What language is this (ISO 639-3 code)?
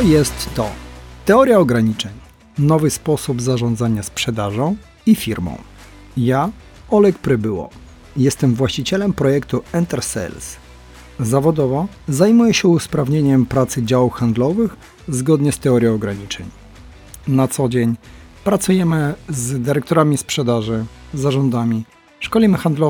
pol